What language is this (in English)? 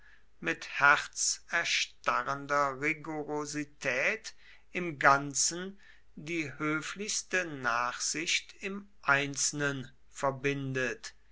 German